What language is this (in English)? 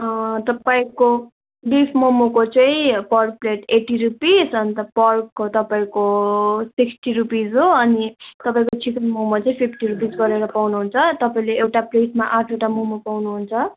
Nepali